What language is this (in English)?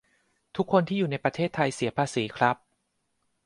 Thai